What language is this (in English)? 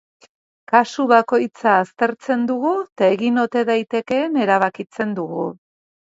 Basque